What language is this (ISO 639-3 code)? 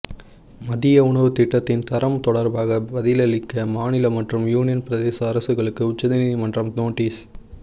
tam